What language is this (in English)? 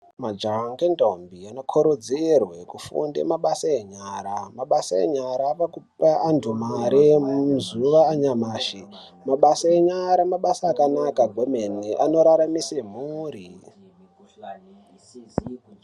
Ndau